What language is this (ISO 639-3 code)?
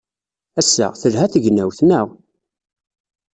kab